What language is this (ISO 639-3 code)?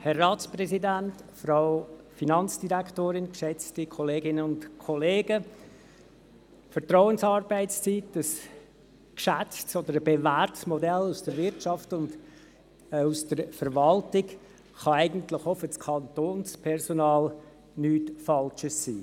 gsw